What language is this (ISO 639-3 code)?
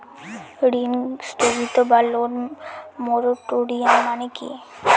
ben